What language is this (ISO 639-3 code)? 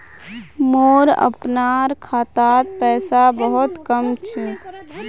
mag